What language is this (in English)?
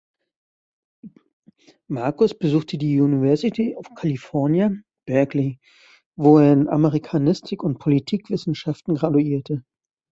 German